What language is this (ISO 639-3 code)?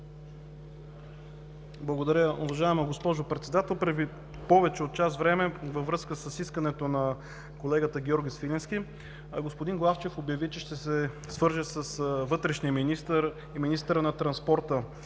bul